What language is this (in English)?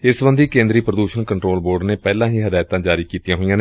Punjabi